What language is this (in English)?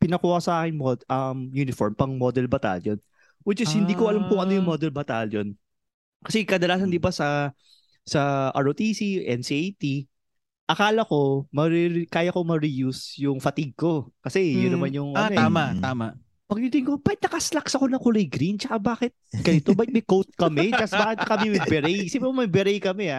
Filipino